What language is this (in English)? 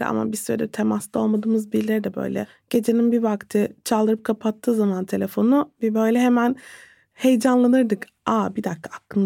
Turkish